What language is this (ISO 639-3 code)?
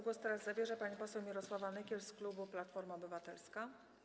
pol